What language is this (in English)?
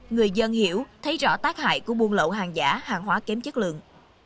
Vietnamese